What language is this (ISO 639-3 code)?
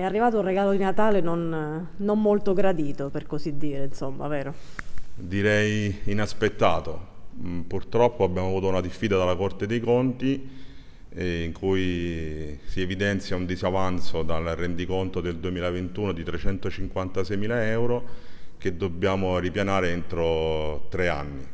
ita